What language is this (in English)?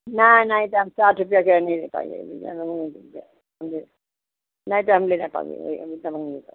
Hindi